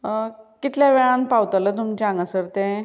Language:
Konkani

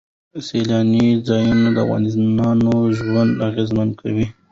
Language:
Pashto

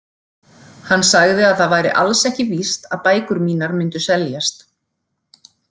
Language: Icelandic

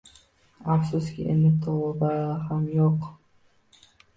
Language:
Uzbek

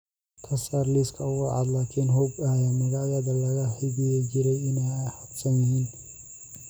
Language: Somali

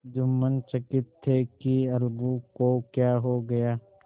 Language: Hindi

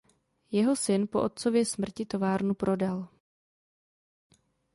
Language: Czech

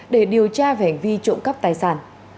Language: Vietnamese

